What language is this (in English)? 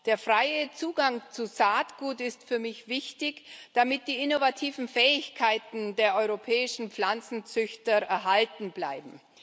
German